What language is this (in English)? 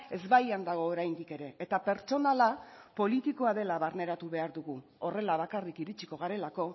Basque